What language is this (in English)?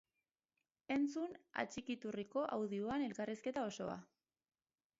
Basque